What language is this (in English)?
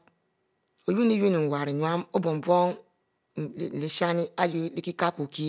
Mbe